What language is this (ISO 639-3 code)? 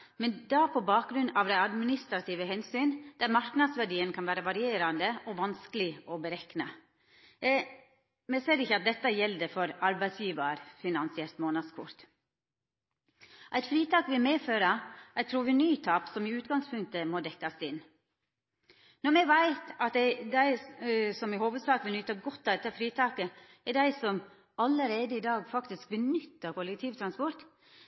nno